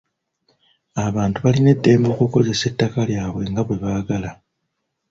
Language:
Ganda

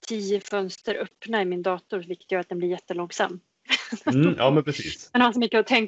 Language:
Swedish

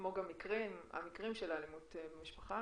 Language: Hebrew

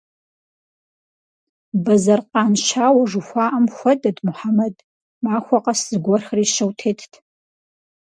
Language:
Kabardian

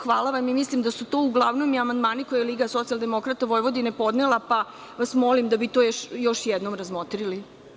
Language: Serbian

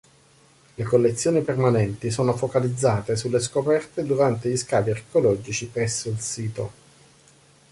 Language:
Italian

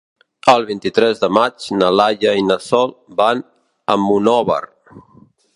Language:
Catalan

